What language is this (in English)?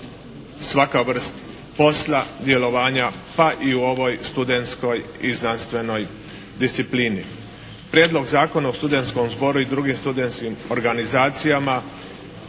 Croatian